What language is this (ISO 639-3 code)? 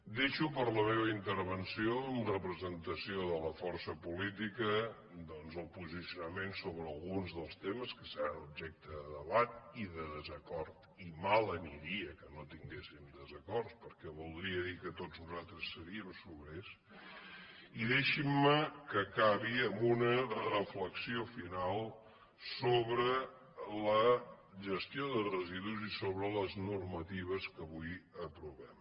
cat